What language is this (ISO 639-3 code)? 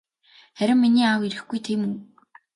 mon